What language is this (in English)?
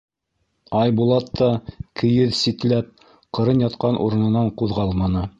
Bashkir